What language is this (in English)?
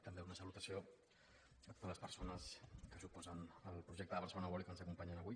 Catalan